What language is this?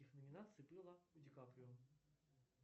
Russian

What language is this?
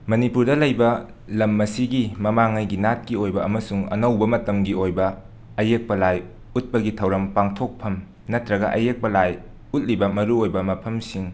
Manipuri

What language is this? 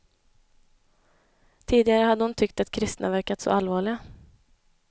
Swedish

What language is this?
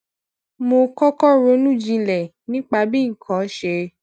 Yoruba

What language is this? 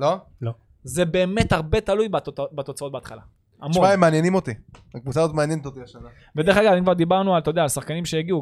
Hebrew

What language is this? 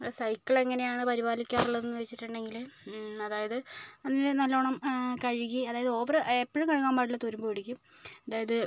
Malayalam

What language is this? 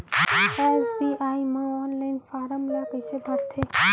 Chhattisgarhi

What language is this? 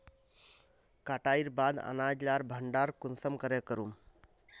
Magahi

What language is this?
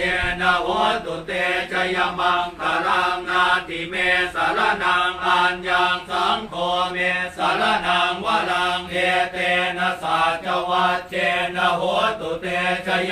Thai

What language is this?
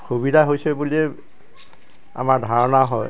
Assamese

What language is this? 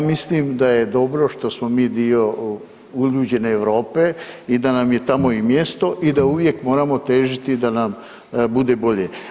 Croatian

